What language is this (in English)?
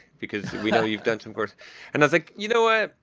English